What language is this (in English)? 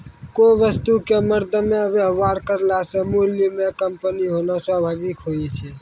Maithili